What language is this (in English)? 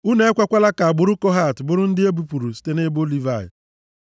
Igbo